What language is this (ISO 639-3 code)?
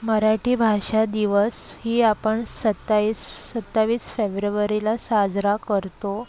mar